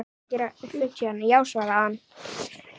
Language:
Icelandic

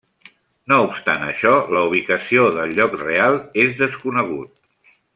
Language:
Catalan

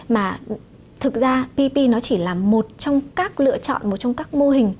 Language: Vietnamese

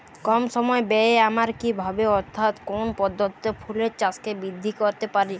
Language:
Bangla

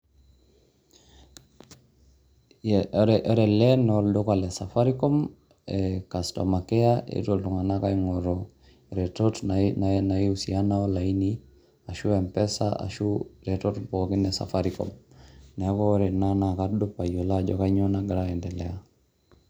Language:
Masai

